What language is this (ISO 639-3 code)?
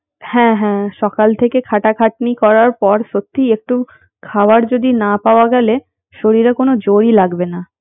ben